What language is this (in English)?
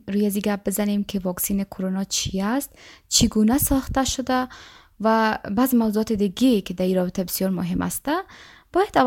Persian